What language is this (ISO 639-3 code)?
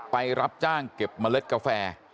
tha